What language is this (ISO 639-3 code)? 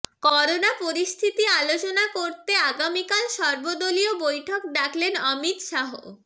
ben